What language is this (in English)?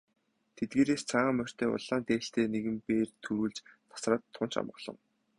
Mongolian